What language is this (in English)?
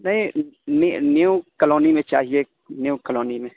Urdu